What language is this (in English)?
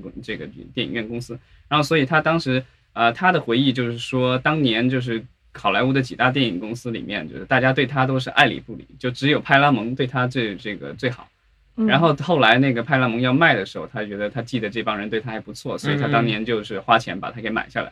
Chinese